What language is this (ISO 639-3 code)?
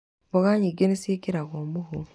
kik